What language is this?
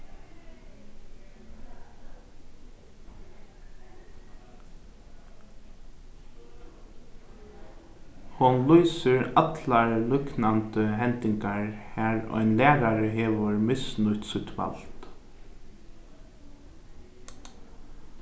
Faroese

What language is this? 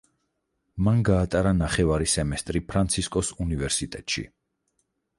Georgian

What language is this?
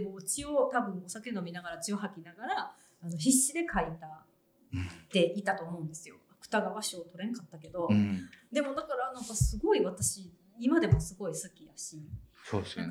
Japanese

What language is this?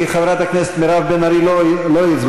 Hebrew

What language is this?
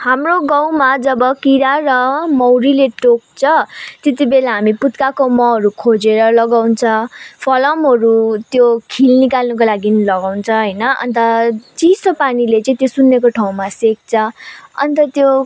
Nepali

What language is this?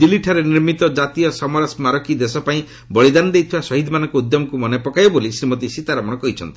Odia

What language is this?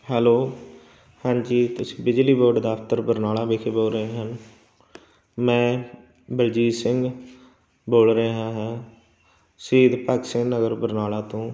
Punjabi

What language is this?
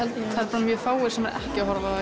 Icelandic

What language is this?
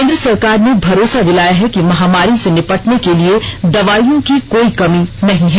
Hindi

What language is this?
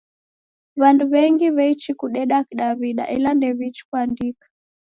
Taita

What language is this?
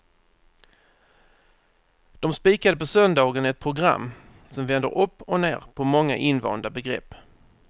Swedish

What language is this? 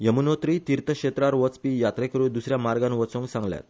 Konkani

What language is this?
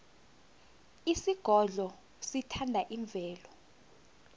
South Ndebele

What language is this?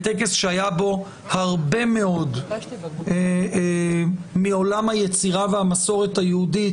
Hebrew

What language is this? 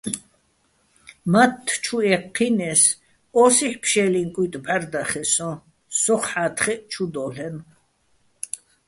Bats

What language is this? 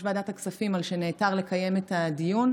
Hebrew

